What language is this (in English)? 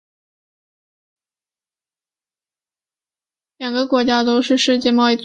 Chinese